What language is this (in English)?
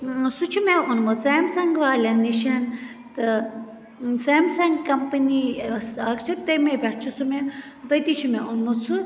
Kashmiri